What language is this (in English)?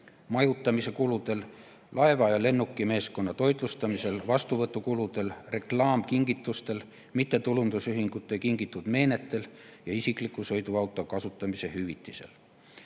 Estonian